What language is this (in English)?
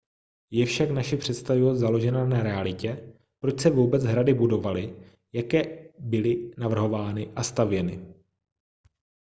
Czech